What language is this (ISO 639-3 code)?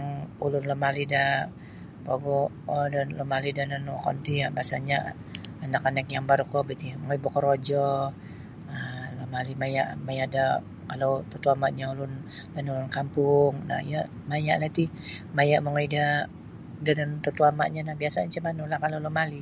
bsy